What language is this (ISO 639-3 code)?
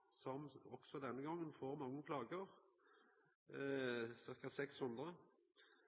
nno